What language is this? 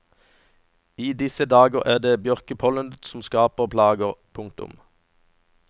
Norwegian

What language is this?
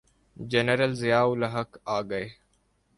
Urdu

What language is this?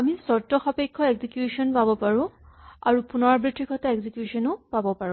Assamese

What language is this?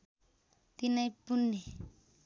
Nepali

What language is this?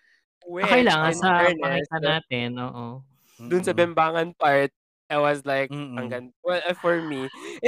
Filipino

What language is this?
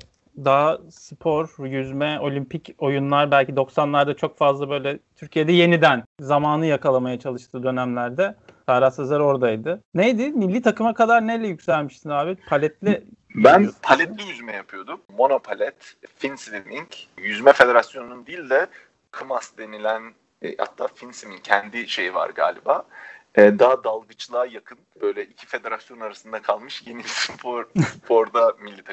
Turkish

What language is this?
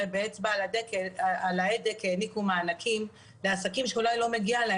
Hebrew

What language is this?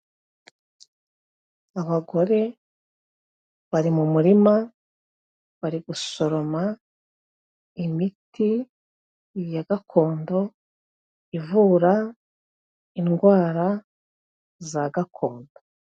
Kinyarwanda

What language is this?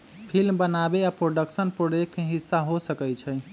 Magahi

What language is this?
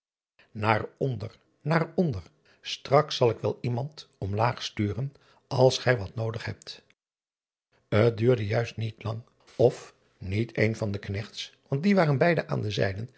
Dutch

